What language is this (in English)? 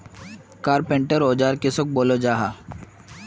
Magahi